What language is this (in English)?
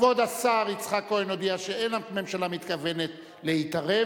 Hebrew